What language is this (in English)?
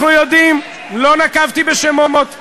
Hebrew